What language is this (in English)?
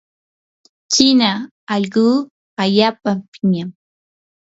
Yanahuanca Pasco Quechua